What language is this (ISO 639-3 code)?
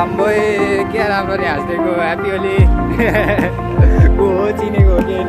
spa